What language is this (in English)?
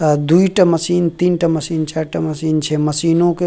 Maithili